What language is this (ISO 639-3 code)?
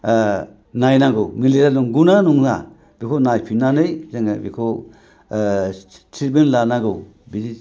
brx